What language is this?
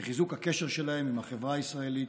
Hebrew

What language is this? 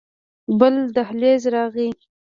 Pashto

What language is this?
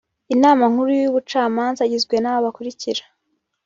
Kinyarwanda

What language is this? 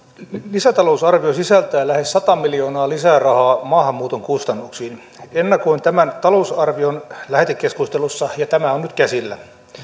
Finnish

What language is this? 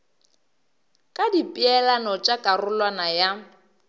Northern Sotho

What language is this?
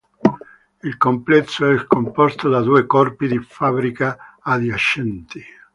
Italian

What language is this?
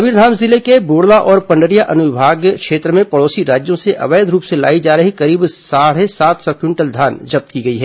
Hindi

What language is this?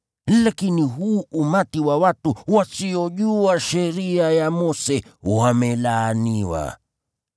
Swahili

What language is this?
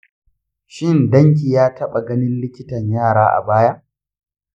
Hausa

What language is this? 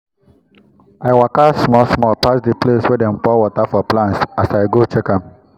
Nigerian Pidgin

